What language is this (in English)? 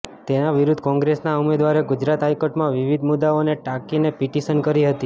Gujarati